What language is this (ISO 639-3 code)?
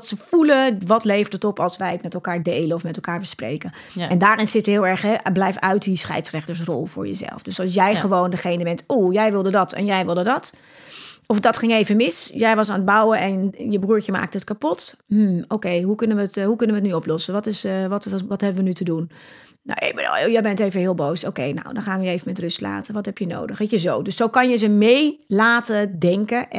nld